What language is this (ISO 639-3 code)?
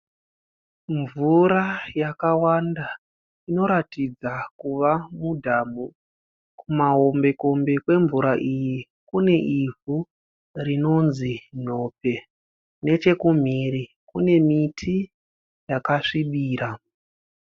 sna